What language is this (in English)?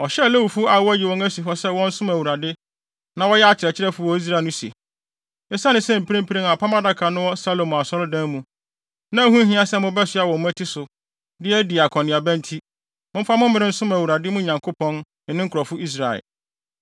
Akan